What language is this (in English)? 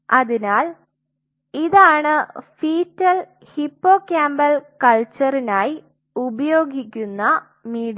Malayalam